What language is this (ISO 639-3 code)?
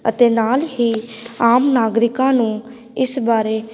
pan